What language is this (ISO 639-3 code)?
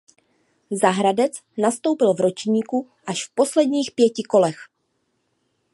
ces